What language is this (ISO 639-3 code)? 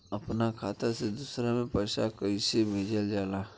bho